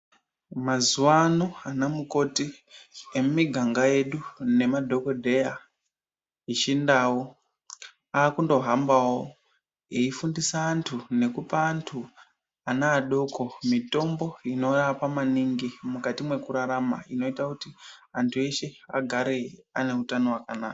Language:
Ndau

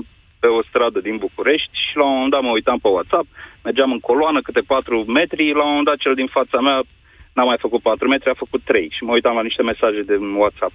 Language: Romanian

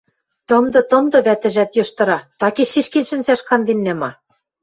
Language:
Western Mari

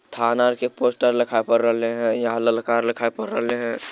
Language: Magahi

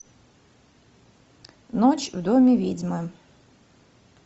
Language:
Russian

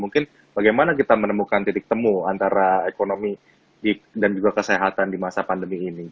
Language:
Indonesian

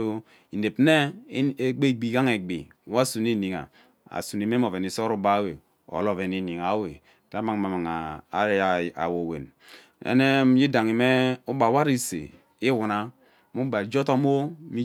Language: Ubaghara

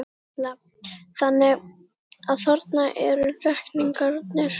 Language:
Icelandic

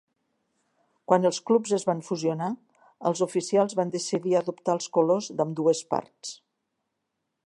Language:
Catalan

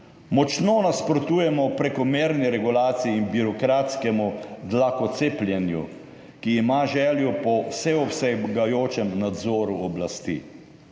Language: Slovenian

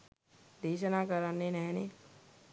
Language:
Sinhala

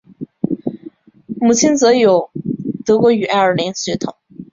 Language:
Chinese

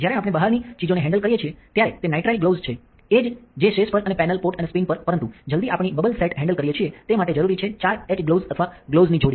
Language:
Gujarati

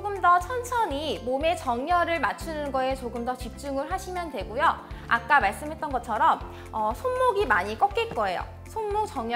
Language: Korean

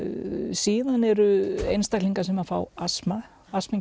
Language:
Icelandic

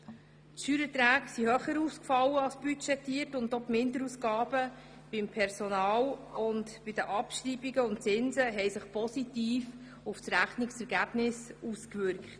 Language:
Swiss German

